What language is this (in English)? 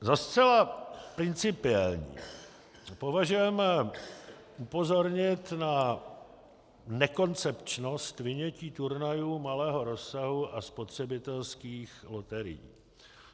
Czech